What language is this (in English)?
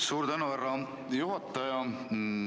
Estonian